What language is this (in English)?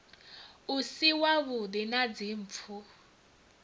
Venda